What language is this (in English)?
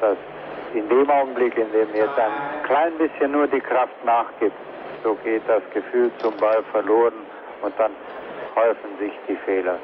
German